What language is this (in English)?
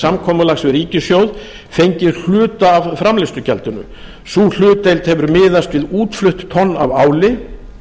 Icelandic